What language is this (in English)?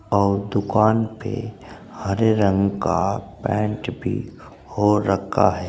Hindi